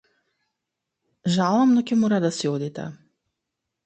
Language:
Macedonian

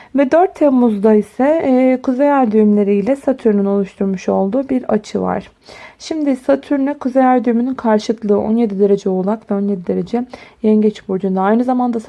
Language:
Turkish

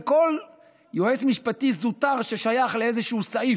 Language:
Hebrew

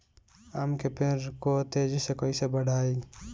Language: Bhojpuri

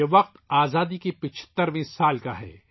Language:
Urdu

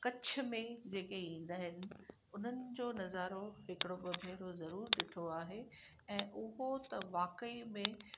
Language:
Sindhi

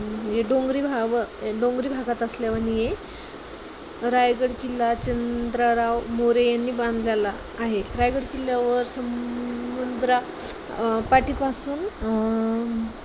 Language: Marathi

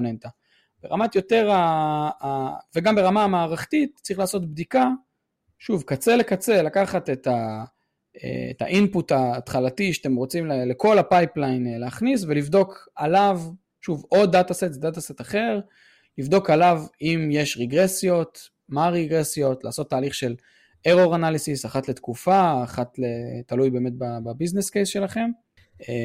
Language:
Hebrew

